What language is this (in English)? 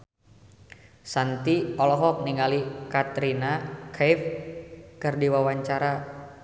Sundanese